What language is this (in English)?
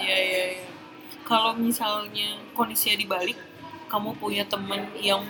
Indonesian